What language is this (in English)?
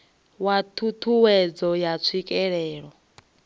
Venda